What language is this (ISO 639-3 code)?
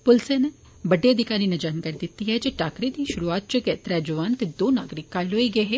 doi